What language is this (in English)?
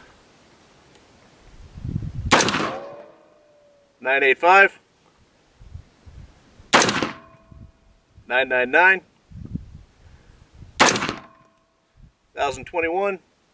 English